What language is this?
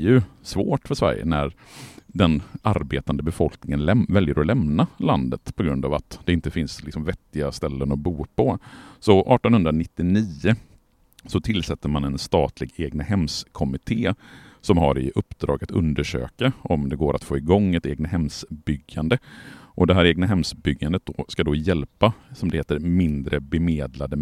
Swedish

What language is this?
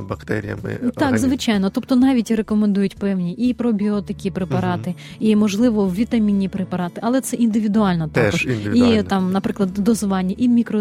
Ukrainian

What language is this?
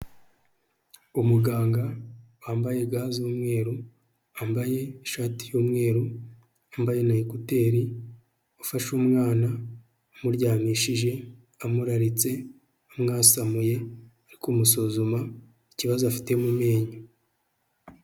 Kinyarwanda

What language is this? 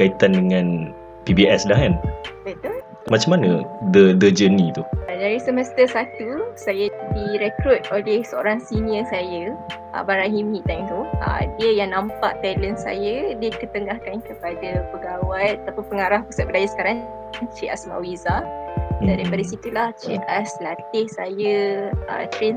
Malay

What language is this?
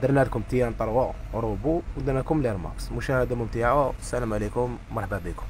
Arabic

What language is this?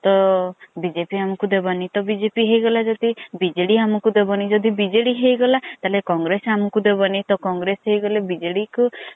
Odia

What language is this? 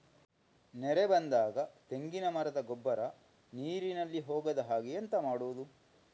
Kannada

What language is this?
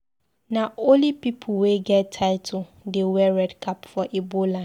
Nigerian Pidgin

